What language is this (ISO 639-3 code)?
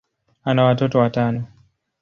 swa